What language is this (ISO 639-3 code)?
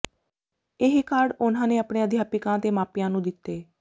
pan